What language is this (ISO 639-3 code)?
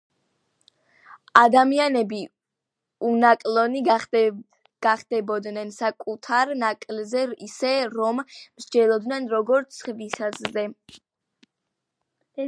kat